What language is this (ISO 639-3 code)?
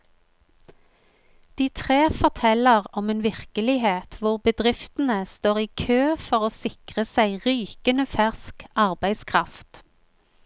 nor